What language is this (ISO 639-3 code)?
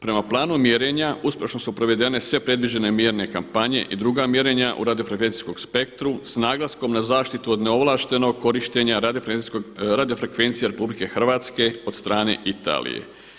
hrv